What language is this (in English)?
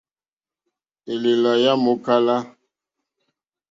Mokpwe